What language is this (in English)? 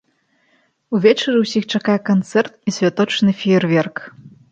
Belarusian